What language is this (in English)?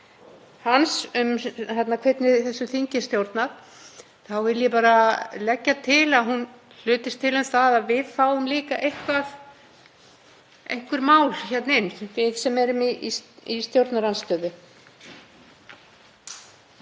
Icelandic